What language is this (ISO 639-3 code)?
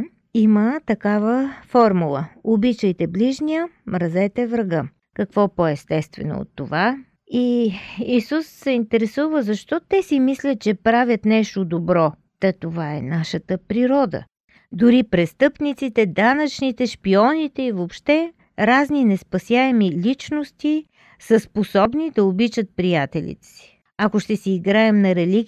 bul